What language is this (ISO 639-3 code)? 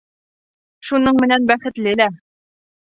bak